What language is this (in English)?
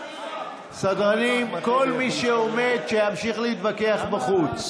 Hebrew